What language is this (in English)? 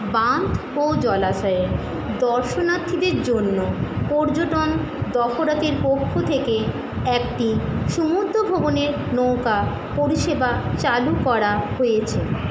Bangla